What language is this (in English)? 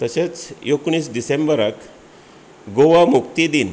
Konkani